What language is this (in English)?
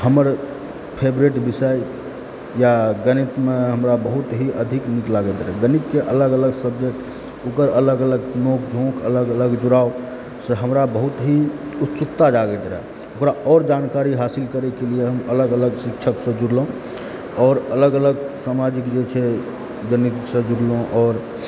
Maithili